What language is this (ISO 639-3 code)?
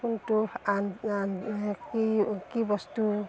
asm